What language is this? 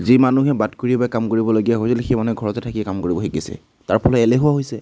Assamese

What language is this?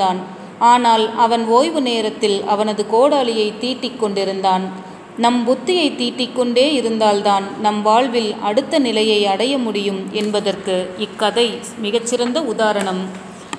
Tamil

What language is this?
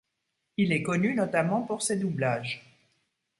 French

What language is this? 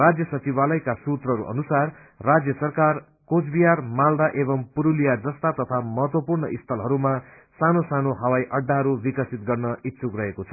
Nepali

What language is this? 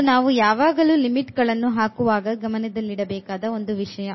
Kannada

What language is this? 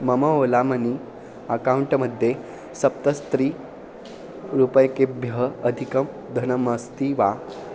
Sanskrit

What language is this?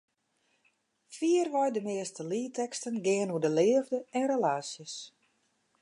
Western Frisian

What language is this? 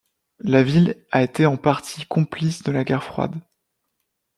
French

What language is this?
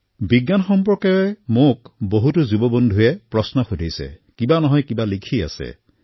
Assamese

